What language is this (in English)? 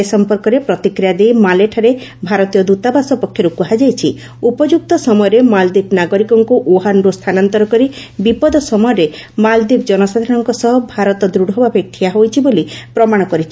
Odia